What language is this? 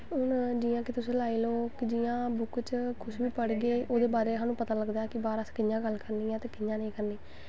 Dogri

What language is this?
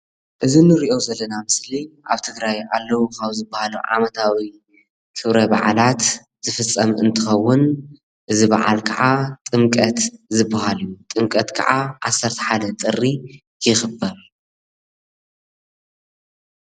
Tigrinya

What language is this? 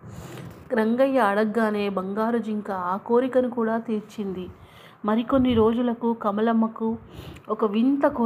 Telugu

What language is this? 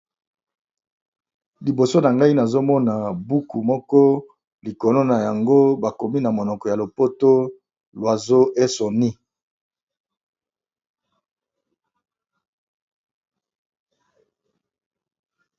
Lingala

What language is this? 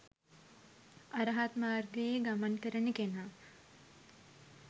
Sinhala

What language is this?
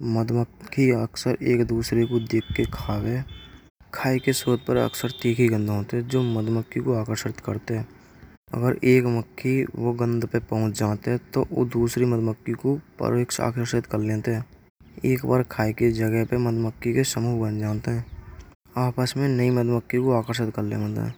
Braj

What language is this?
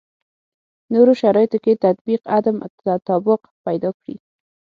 Pashto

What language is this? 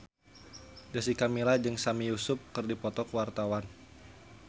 Sundanese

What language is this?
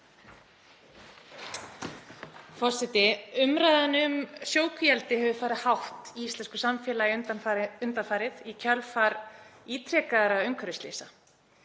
Icelandic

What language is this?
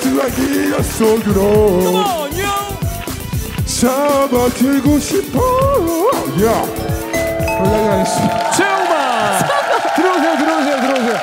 Korean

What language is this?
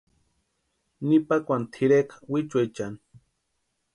Western Highland Purepecha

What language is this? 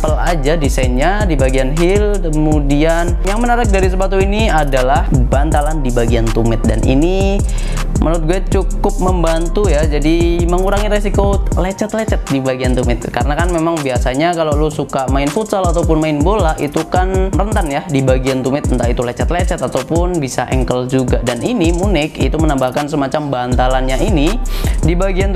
Indonesian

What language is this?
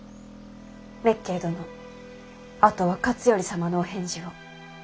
Japanese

